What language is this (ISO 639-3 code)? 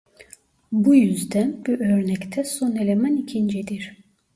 tur